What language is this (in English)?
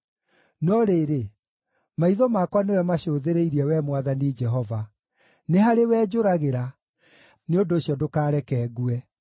Kikuyu